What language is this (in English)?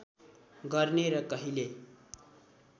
Nepali